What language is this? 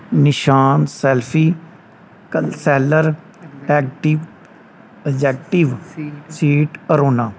Punjabi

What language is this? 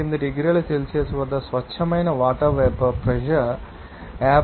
Telugu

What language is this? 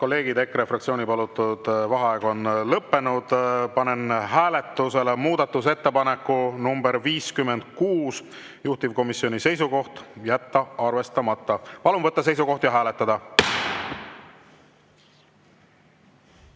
Estonian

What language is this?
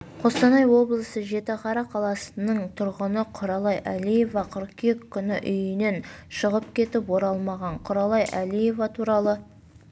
Kazakh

